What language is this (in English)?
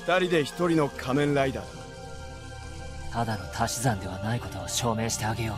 Japanese